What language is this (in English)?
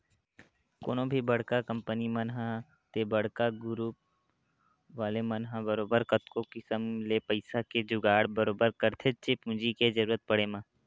Chhattisgarhi